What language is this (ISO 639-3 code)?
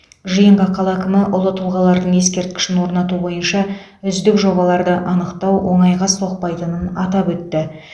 kaz